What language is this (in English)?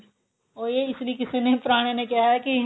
Punjabi